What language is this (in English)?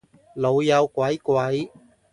Cantonese